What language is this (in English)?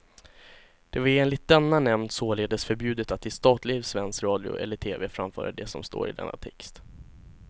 Swedish